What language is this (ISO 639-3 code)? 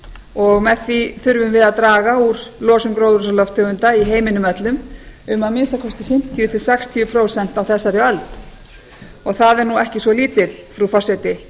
isl